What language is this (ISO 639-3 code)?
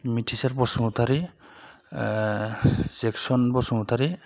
brx